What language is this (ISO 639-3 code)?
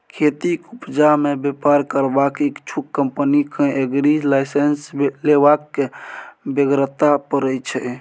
mai